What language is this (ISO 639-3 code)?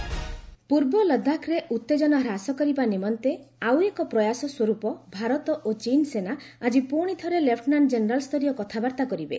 ori